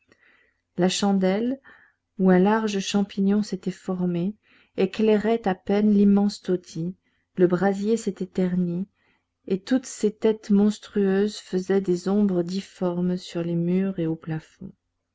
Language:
French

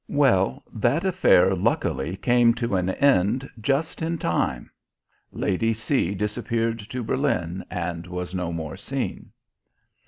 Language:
English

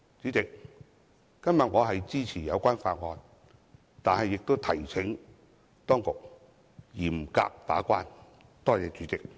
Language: Cantonese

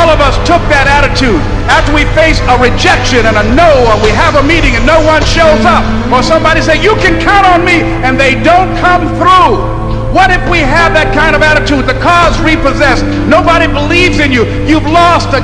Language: English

